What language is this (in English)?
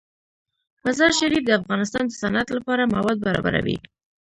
Pashto